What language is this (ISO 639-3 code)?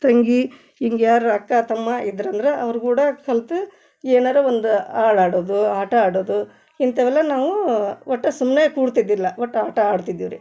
kan